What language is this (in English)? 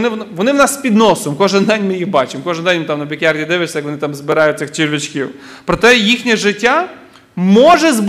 Ukrainian